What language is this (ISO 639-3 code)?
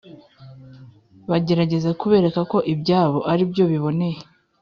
kin